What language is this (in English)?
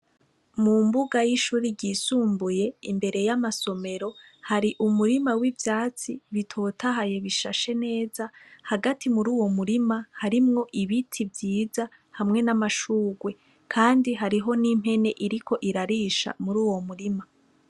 Rundi